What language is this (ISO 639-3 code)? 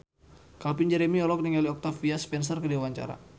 sun